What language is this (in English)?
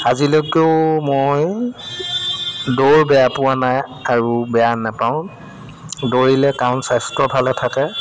Assamese